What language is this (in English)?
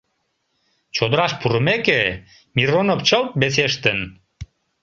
Mari